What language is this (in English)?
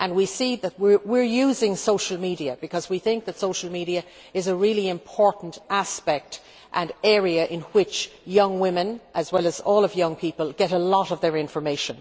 English